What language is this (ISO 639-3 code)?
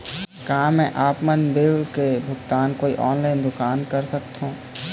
hne